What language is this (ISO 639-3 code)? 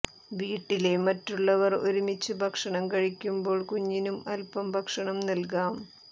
mal